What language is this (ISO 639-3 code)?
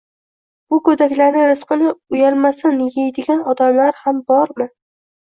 uzb